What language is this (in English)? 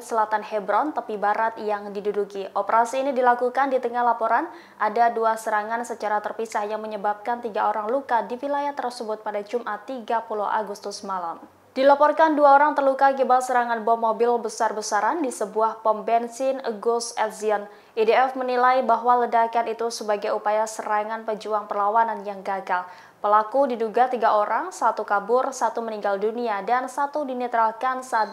Indonesian